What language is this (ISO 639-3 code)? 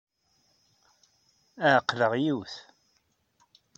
kab